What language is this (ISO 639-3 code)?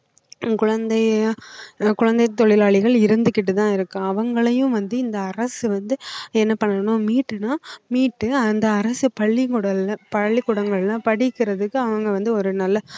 tam